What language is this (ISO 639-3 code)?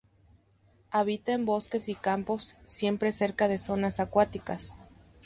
spa